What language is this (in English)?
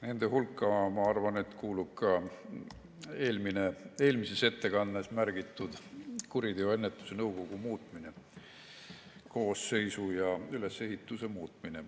Estonian